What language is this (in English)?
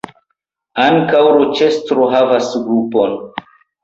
Esperanto